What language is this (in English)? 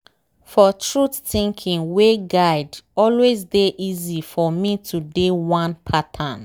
Nigerian Pidgin